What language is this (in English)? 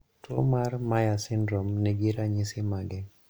Luo (Kenya and Tanzania)